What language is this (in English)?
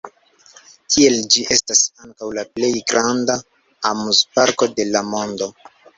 Esperanto